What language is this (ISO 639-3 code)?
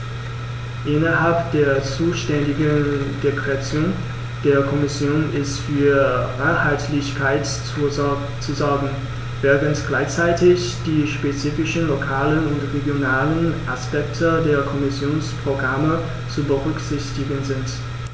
deu